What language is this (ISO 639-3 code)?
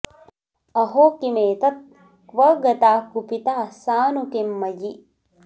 san